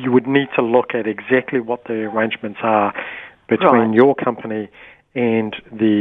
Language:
English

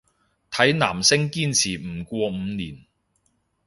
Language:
Cantonese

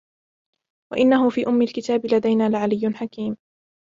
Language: Arabic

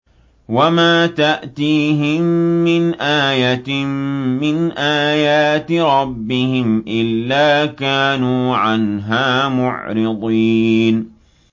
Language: Arabic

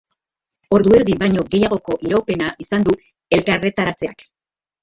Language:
Basque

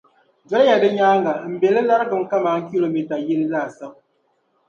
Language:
Dagbani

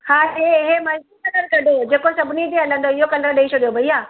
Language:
Sindhi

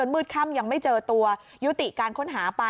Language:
Thai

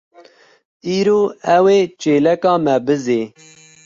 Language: Kurdish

